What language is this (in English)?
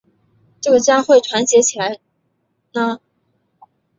Chinese